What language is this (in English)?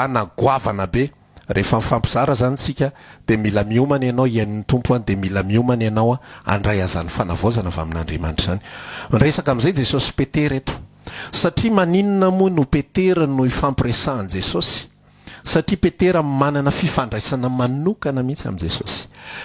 Indonesian